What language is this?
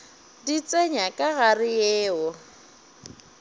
Northern Sotho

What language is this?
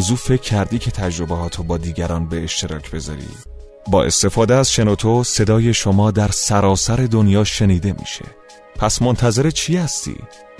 Persian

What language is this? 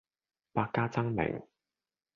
Cantonese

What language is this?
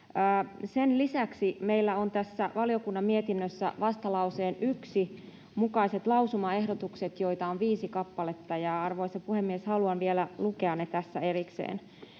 Finnish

